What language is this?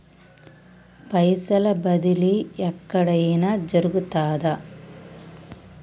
Telugu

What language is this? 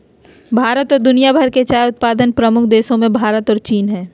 Magahi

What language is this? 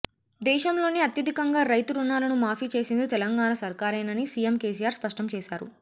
Telugu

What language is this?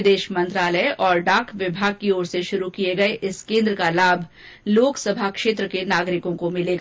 Hindi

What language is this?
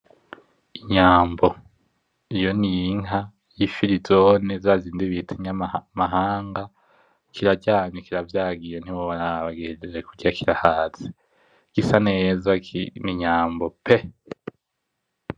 Rundi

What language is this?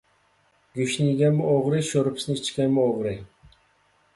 Uyghur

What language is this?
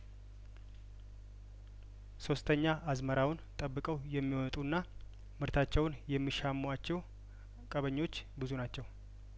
Amharic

